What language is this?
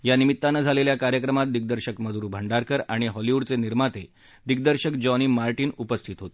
Marathi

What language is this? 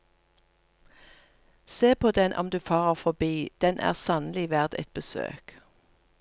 Norwegian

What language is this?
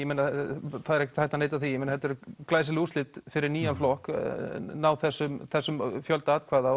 Icelandic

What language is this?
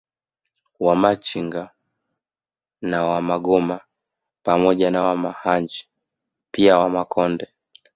Swahili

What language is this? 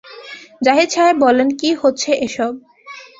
Bangla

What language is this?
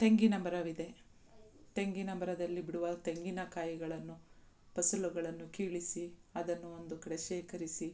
Kannada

